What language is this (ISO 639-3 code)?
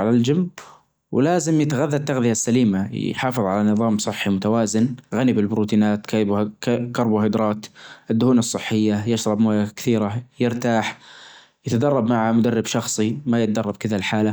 ars